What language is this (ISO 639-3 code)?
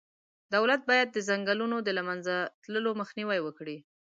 pus